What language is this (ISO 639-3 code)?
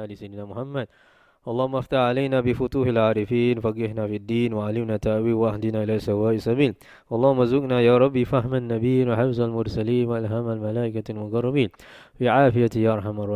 msa